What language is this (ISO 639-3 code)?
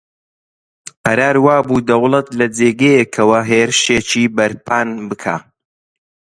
ckb